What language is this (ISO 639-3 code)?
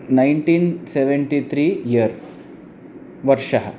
san